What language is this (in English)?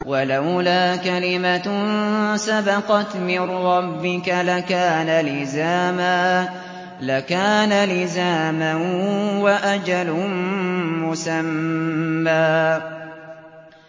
Arabic